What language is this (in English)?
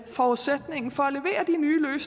Danish